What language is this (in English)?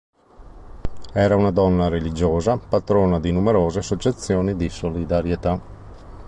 Italian